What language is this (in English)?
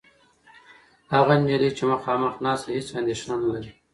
Pashto